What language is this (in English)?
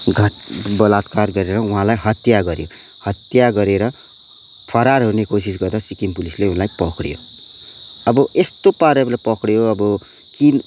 Nepali